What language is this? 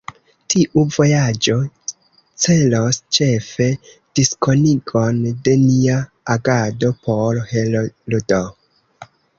Esperanto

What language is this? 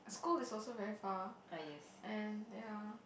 English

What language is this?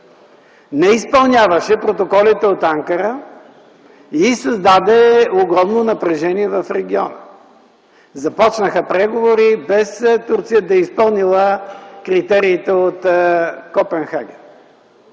Bulgarian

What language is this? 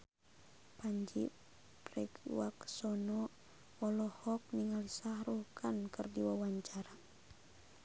Sundanese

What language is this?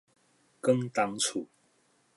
Min Nan Chinese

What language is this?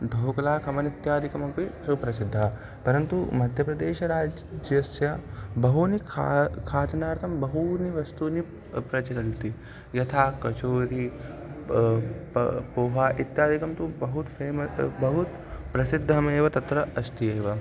Sanskrit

